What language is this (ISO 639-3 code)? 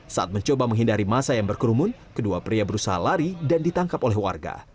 ind